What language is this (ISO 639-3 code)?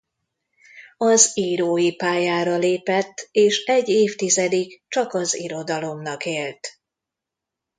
hun